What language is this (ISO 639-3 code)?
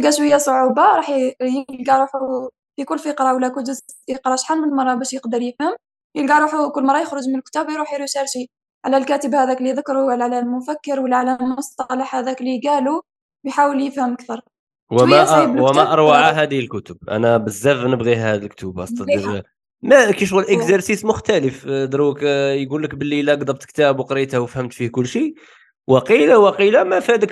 ara